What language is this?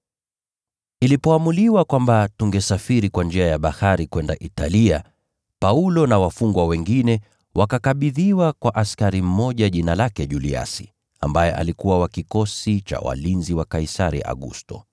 Swahili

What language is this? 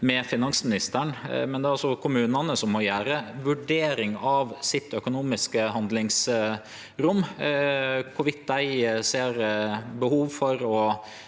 Norwegian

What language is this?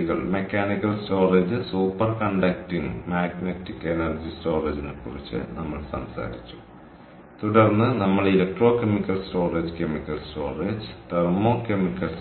Malayalam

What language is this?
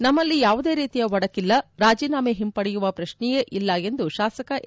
Kannada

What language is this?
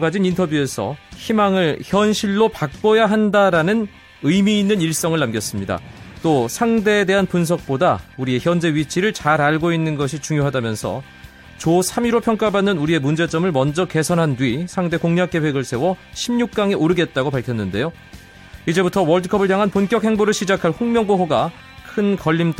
Korean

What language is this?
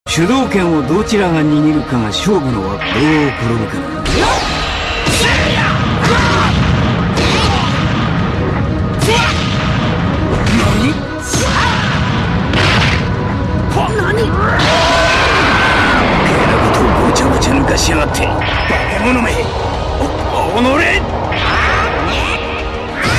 Japanese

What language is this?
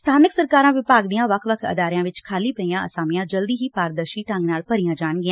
Punjabi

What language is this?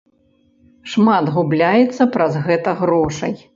Belarusian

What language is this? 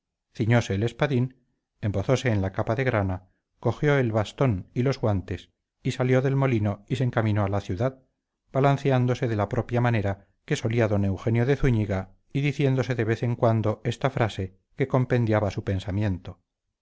Spanish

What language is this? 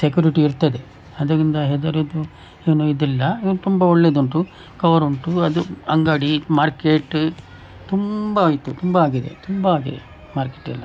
Kannada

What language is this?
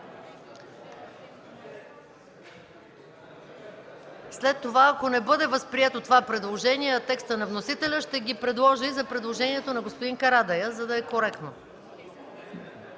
Bulgarian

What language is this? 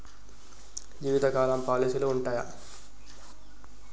Telugu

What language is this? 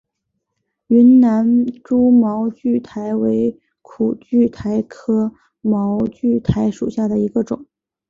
Chinese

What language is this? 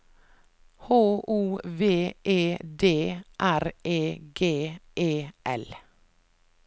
Norwegian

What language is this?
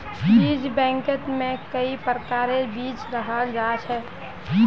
Magahi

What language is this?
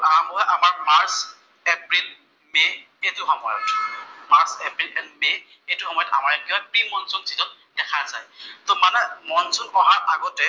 Assamese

